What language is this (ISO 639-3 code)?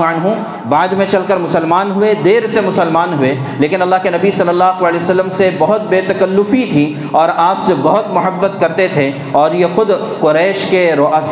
urd